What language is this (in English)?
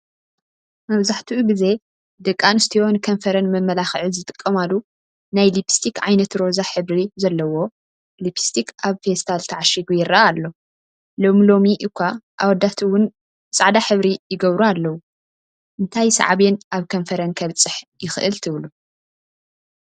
Tigrinya